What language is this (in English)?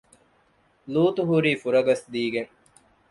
Divehi